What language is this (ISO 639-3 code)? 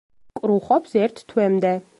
kat